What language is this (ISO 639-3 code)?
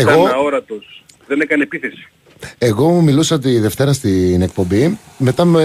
ell